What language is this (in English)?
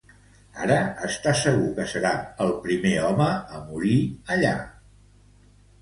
Catalan